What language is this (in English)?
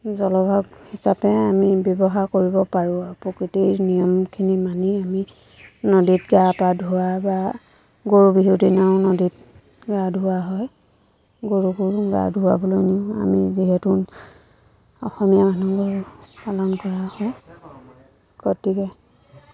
Assamese